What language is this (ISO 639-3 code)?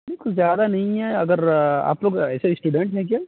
urd